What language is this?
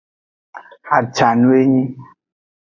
Aja (Benin)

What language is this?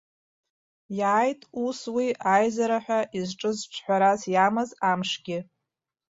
Abkhazian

